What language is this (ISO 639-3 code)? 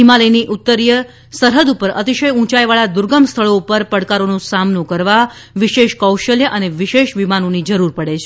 guj